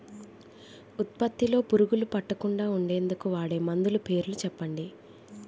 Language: Telugu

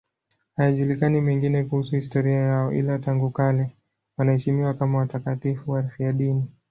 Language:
Swahili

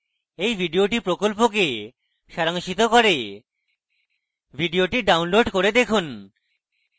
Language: Bangla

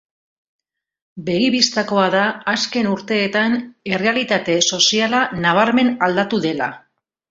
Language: Basque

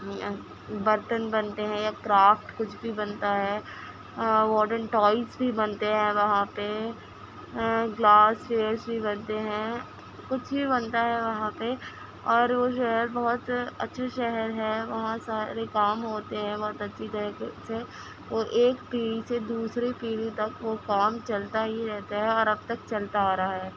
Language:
Urdu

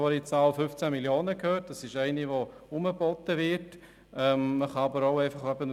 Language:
Swiss German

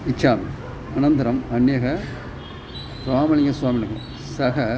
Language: Sanskrit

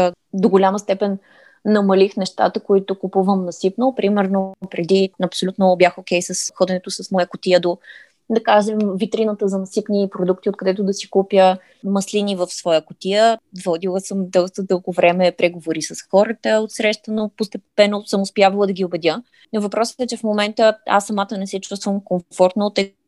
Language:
Bulgarian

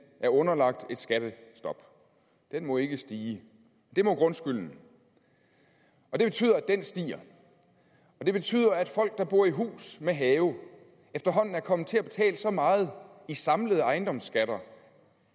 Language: Danish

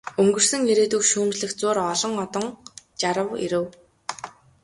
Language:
Mongolian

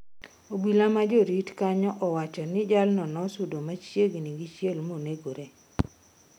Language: Luo (Kenya and Tanzania)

